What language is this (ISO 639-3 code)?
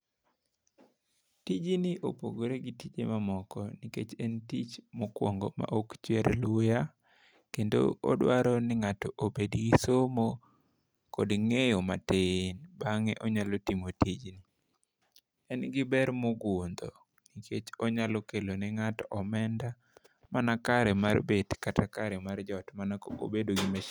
luo